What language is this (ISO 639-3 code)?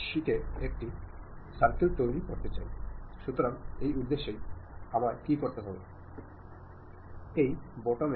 mal